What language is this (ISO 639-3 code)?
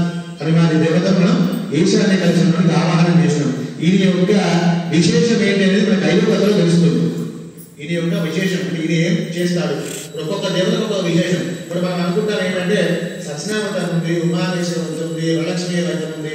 ara